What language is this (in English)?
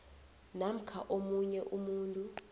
South Ndebele